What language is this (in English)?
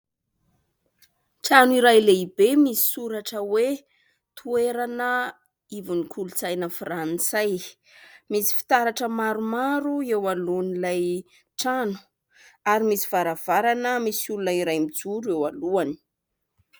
Malagasy